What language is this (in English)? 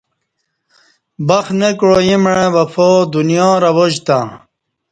Kati